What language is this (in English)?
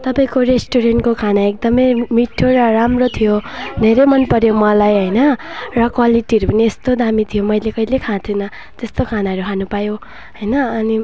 Nepali